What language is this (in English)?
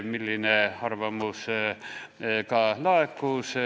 Estonian